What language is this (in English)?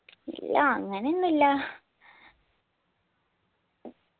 Malayalam